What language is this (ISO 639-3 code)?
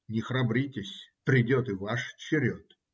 rus